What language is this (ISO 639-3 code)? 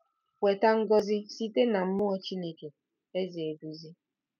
ibo